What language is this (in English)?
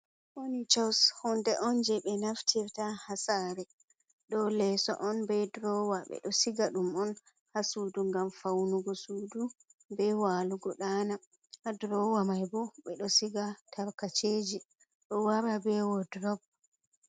Fula